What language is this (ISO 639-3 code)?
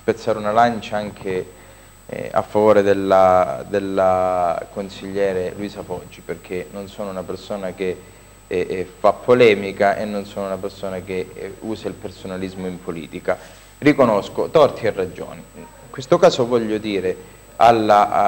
ita